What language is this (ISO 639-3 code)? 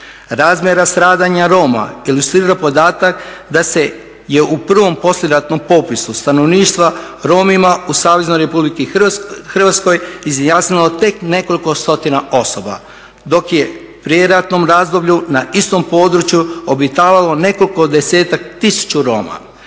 hrv